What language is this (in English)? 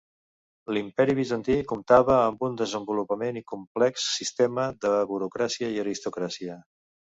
Catalan